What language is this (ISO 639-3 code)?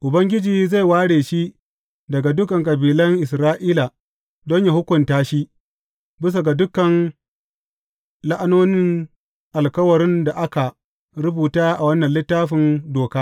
hau